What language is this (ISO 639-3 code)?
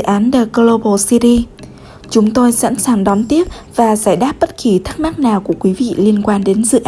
vie